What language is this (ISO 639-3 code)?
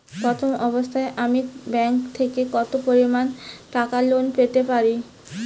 ben